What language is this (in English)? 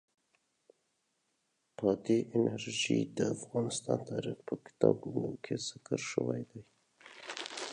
Pashto